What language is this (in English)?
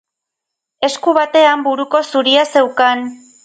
Basque